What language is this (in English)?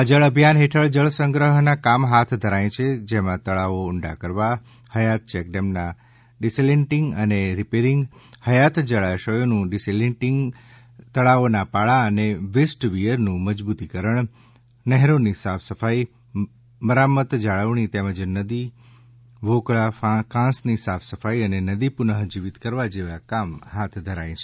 Gujarati